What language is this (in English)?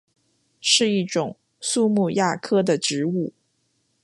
Chinese